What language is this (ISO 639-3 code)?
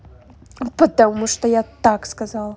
rus